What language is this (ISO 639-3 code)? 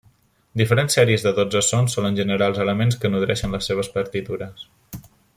cat